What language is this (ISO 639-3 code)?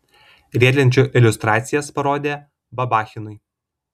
lit